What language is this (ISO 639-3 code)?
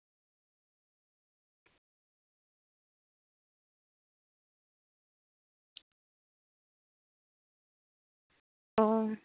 sat